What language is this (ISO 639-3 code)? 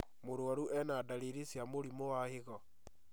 kik